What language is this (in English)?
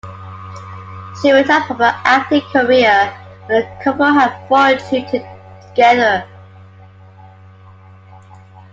English